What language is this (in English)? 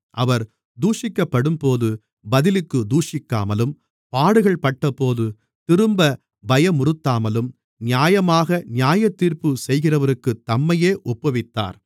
Tamil